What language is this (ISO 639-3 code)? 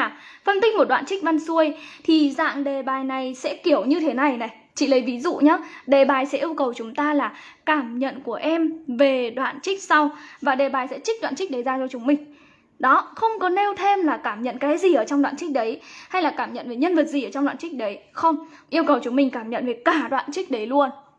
vie